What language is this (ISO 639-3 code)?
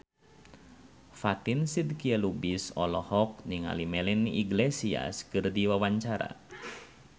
sun